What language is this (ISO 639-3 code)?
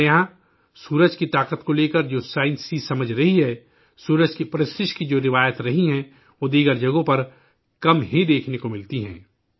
urd